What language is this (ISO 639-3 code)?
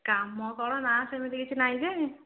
ori